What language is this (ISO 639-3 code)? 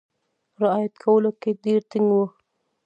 pus